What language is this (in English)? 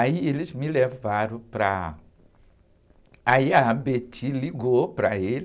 Portuguese